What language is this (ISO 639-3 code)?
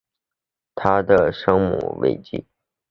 zho